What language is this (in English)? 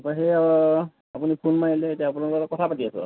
Assamese